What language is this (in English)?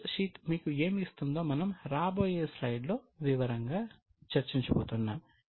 Telugu